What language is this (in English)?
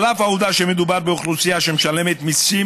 Hebrew